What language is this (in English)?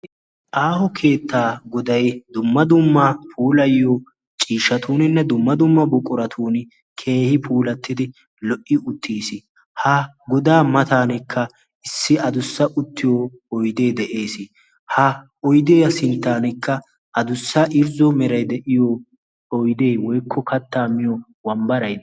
Wolaytta